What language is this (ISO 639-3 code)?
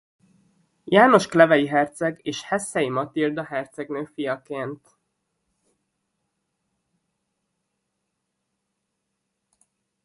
hun